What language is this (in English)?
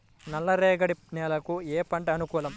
Telugu